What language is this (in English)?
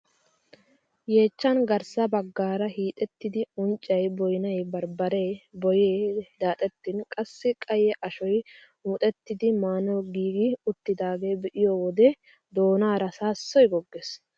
Wolaytta